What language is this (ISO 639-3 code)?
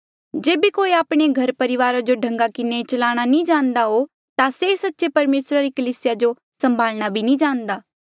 mjl